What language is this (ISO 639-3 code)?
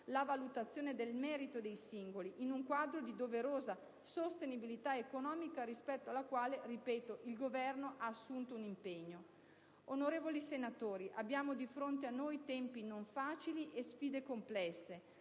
ita